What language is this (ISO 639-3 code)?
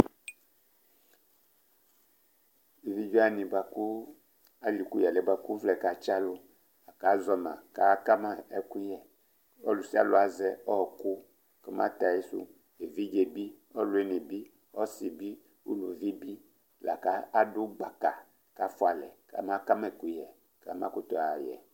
kpo